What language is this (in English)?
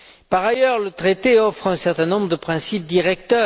French